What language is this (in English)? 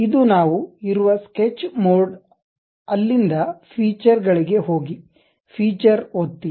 Kannada